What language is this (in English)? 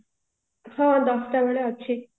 Odia